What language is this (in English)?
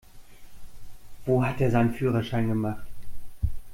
German